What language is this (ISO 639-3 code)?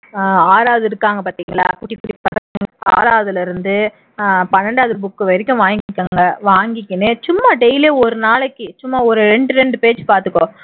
tam